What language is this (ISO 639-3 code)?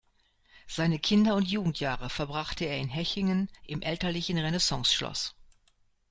deu